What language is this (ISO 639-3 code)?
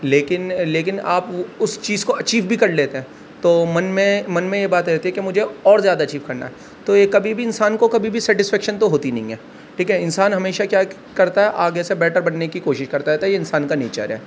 urd